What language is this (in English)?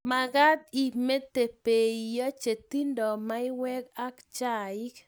Kalenjin